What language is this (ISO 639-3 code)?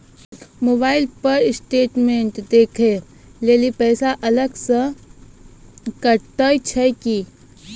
mai